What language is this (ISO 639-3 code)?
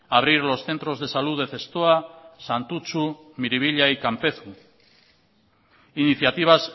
spa